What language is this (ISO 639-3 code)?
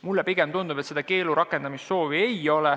est